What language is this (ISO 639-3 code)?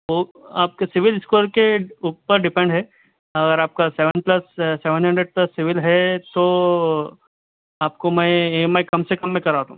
urd